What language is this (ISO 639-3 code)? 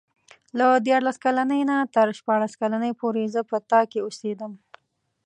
pus